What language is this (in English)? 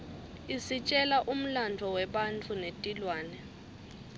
Swati